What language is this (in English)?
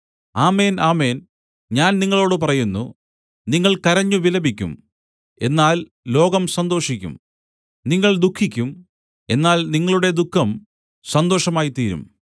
Malayalam